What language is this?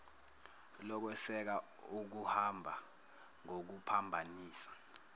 Zulu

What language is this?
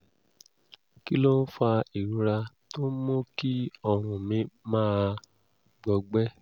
Yoruba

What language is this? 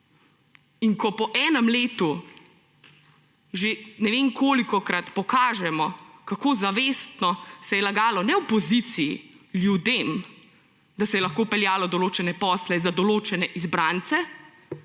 Slovenian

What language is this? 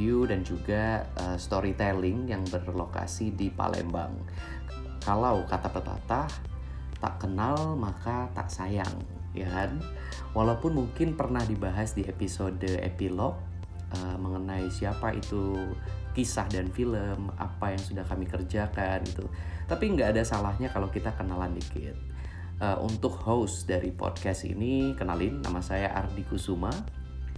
Indonesian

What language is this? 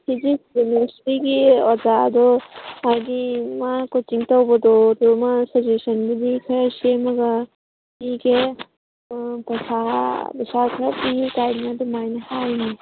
Manipuri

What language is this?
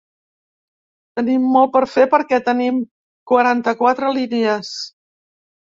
Catalan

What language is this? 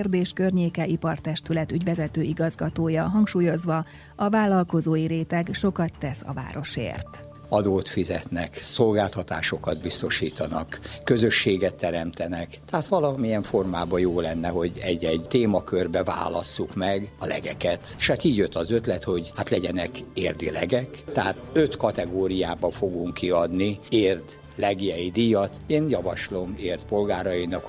Hungarian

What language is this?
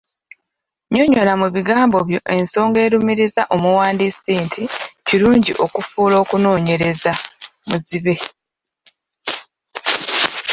Ganda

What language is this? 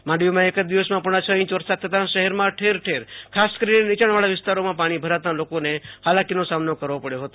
Gujarati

